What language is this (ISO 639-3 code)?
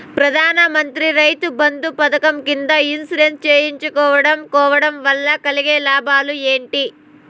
tel